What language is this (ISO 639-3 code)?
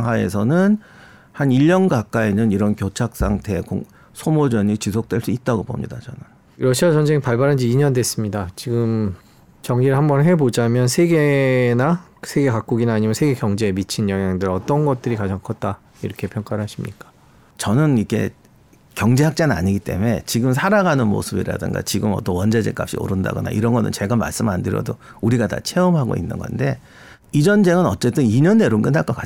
kor